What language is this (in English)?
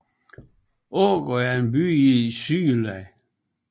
Danish